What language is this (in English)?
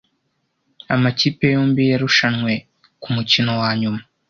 Kinyarwanda